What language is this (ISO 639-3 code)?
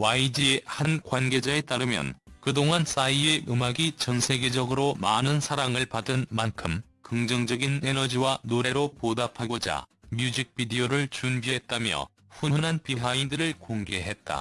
kor